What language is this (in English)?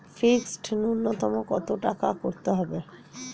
Bangla